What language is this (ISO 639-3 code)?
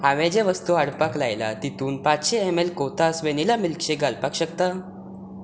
kok